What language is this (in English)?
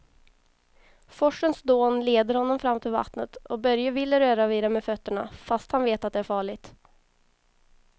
Swedish